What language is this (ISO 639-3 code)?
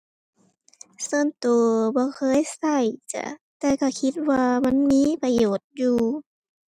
tha